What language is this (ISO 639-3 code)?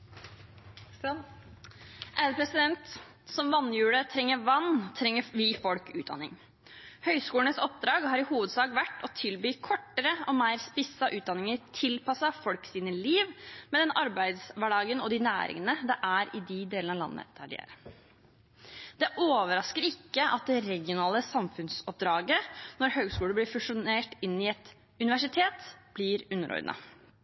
nob